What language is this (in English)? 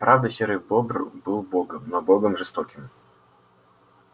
Russian